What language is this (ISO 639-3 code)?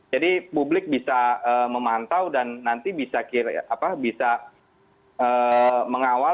ind